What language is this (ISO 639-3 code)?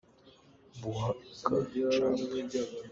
cnh